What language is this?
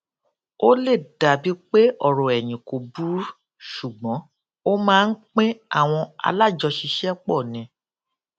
Yoruba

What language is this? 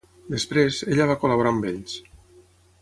Catalan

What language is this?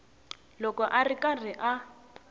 Tsonga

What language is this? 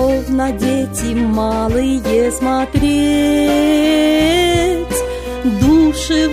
Russian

